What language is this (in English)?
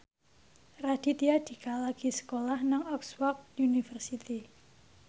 Javanese